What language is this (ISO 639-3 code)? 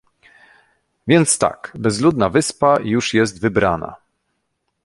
pol